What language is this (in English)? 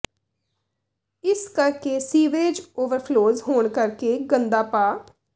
Punjabi